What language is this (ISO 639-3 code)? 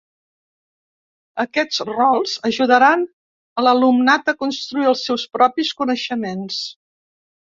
cat